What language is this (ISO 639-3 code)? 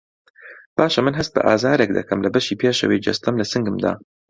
ckb